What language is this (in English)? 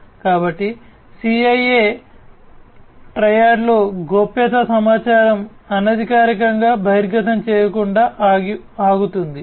Telugu